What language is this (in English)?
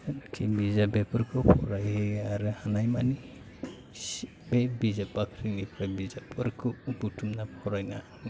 Bodo